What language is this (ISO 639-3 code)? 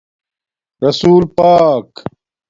dmk